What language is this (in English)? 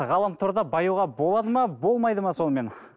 Kazakh